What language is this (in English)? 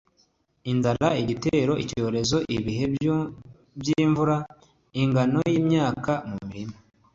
Kinyarwanda